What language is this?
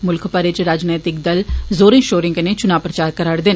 Dogri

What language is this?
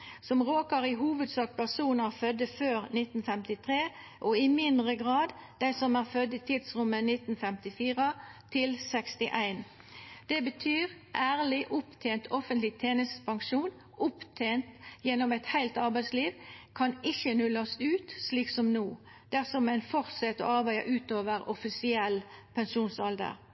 Norwegian Nynorsk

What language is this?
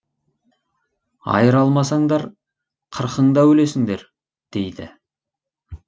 Kazakh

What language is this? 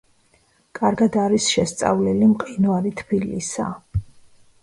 Georgian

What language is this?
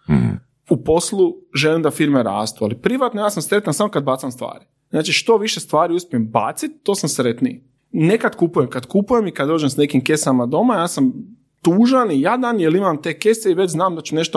Croatian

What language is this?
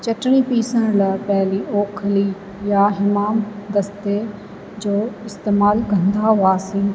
Sindhi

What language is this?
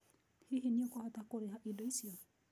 Kikuyu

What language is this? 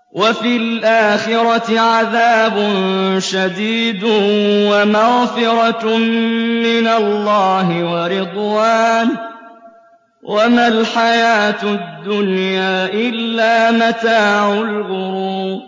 Arabic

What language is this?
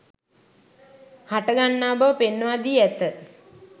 Sinhala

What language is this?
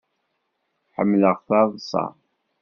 Kabyle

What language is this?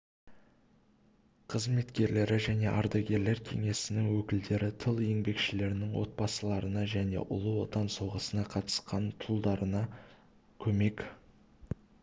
Kazakh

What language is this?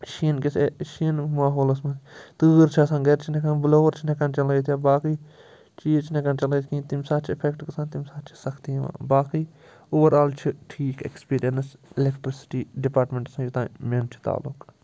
Kashmiri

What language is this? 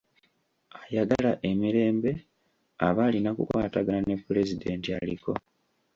Ganda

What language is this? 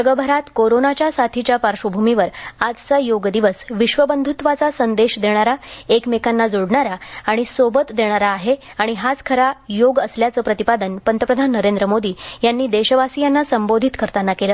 Marathi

